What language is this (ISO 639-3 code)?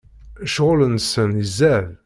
kab